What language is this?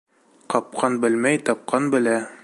Bashkir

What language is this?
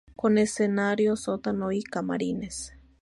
Spanish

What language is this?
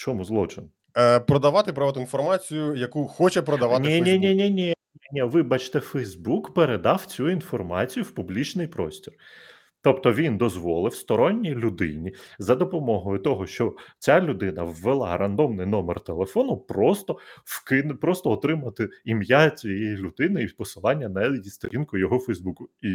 Ukrainian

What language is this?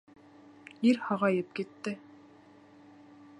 Bashkir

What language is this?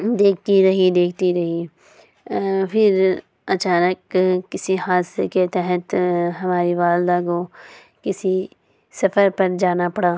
Urdu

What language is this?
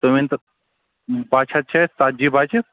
Kashmiri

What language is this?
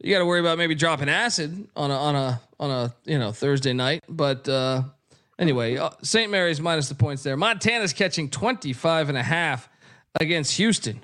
English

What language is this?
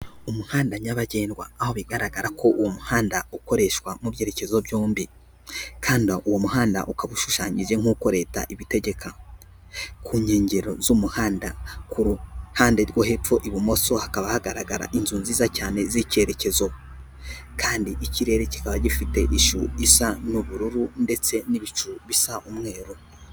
Kinyarwanda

